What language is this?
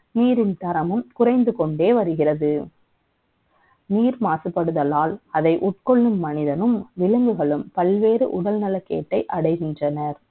Tamil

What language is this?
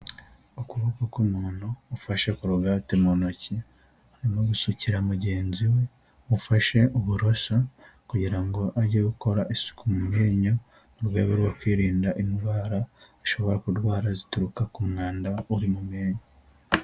Kinyarwanda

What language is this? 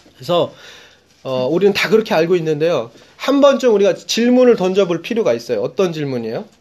Korean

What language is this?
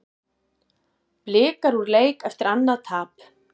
Icelandic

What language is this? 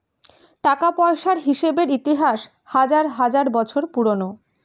Bangla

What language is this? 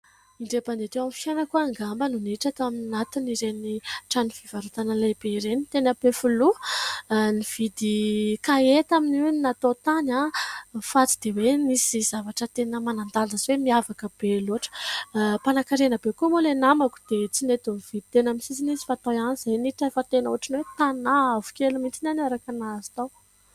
Malagasy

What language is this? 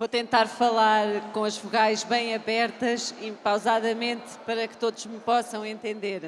Portuguese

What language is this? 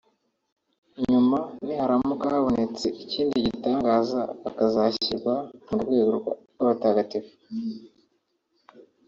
Kinyarwanda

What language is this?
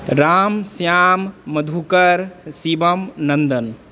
Maithili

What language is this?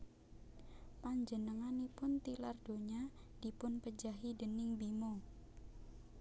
Javanese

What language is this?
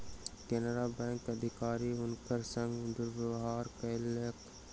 Maithili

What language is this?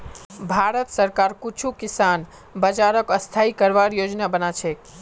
Magahi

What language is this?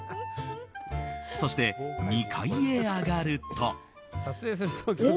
Japanese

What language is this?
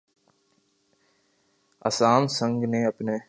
Urdu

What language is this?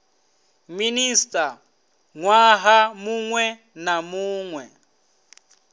Venda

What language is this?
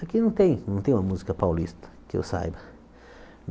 Portuguese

